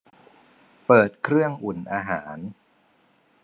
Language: Thai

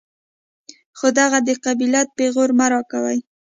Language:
Pashto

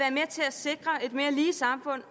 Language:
Danish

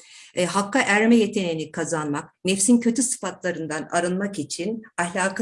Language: Turkish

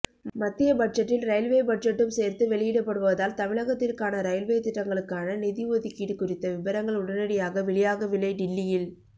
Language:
Tamil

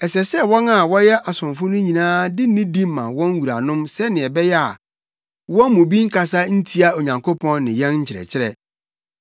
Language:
Akan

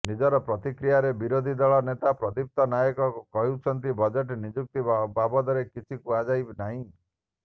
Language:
Odia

